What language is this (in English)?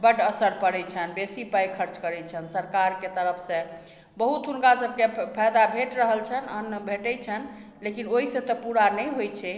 Maithili